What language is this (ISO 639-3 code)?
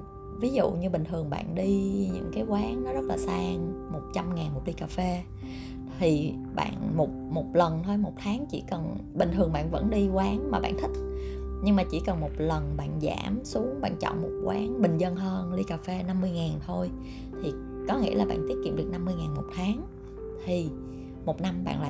vie